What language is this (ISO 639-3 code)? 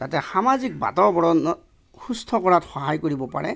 asm